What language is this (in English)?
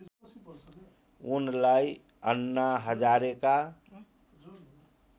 Nepali